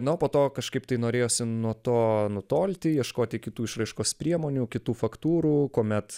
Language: Lithuanian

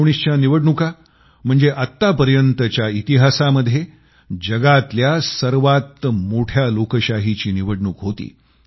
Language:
Marathi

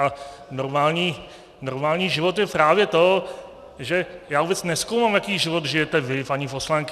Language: Czech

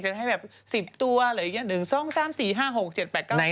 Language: Thai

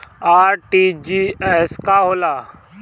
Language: Bhojpuri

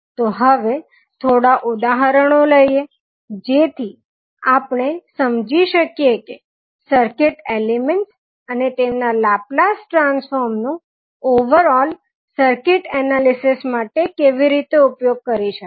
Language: Gujarati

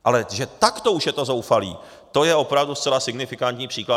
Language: Czech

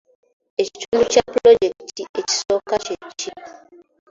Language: Ganda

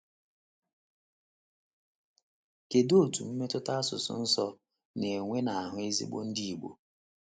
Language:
Igbo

